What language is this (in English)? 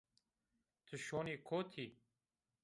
Zaza